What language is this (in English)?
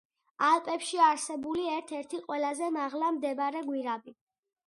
Georgian